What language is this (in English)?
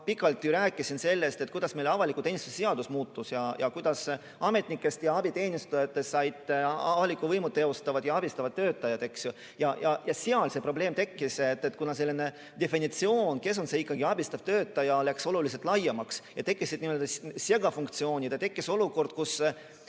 Estonian